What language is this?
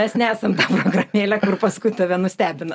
Lithuanian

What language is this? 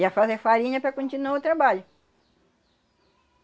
Portuguese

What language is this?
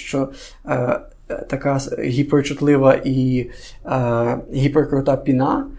Ukrainian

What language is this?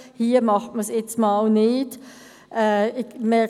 Swiss German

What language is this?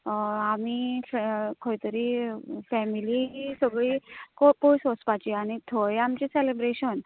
Konkani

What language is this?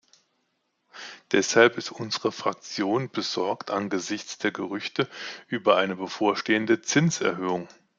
German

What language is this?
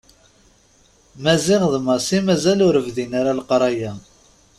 Kabyle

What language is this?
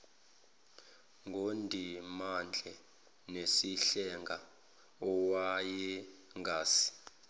Zulu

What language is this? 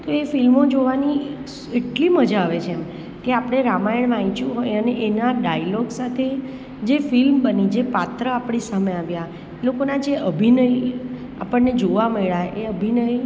Gujarati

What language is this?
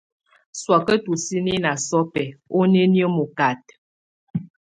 Tunen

